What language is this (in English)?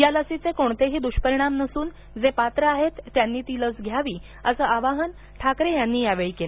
Marathi